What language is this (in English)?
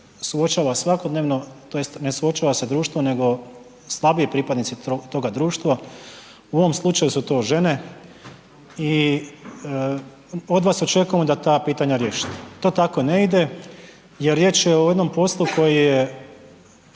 Croatian